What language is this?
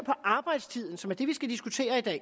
Danish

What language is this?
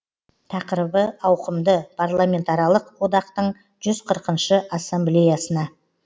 Kazakh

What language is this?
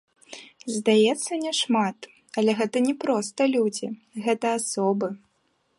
Belarusian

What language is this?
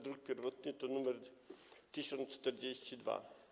Polish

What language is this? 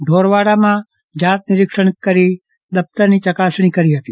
Gujarati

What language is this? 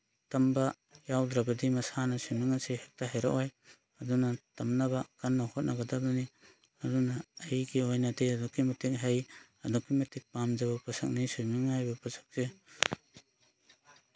Manipuri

